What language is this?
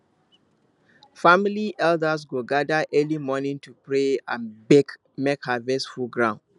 Nigerian Pidgin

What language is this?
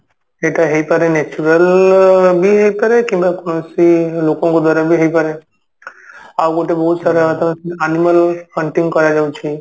Odia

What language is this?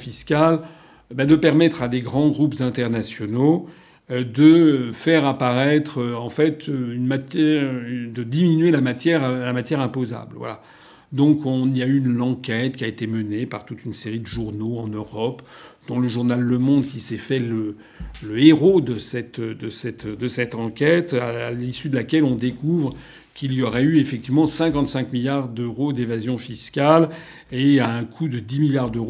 French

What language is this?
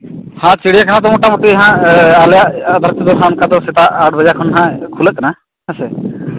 Santali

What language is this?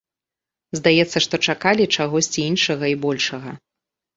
Belarusian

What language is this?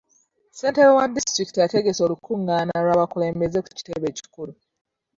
Ganda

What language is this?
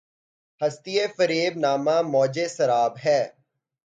Urdu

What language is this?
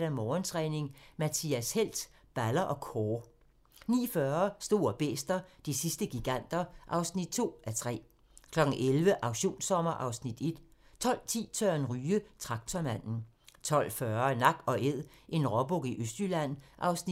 Danish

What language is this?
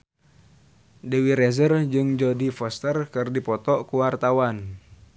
Sundanese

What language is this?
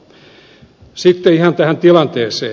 Finnish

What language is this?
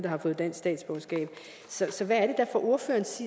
Danish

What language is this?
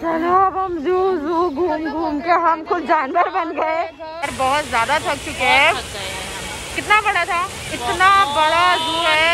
Hindi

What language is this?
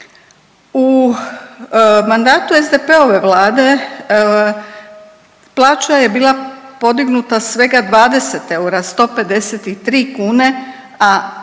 Croatian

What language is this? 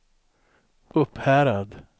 Swedish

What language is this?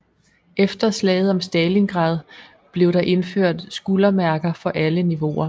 Danish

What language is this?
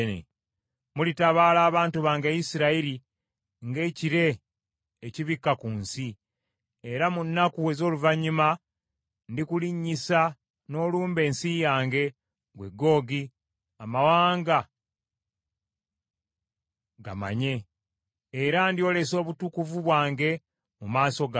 Ganda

